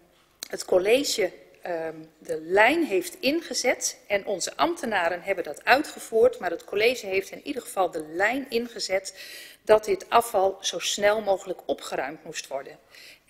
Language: Dutch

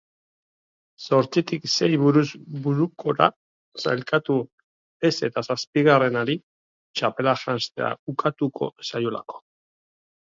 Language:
Basque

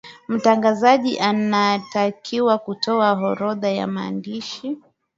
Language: Swahili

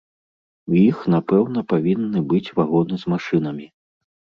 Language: Belarusian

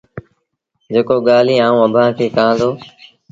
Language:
Sindhi Bhil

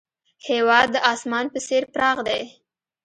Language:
Pashto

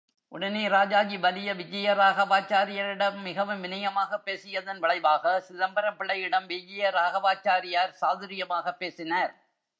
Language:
Tamil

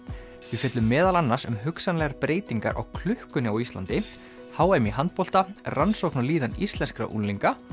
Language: Icelandic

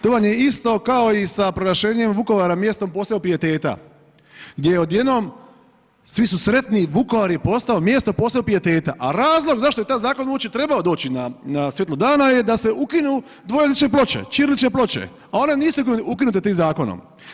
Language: Croatian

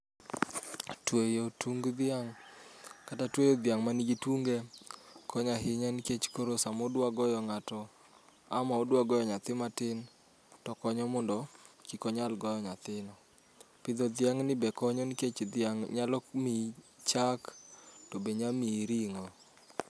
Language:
Luo (Kenya and Tanzania)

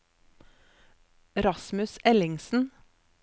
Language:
Norwegian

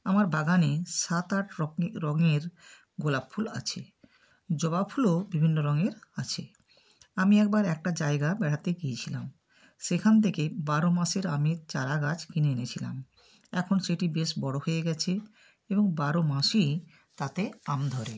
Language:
Bangla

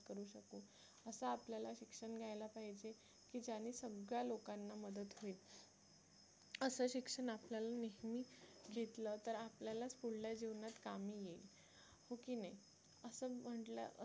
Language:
Marathi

